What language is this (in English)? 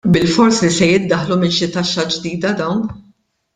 Maltese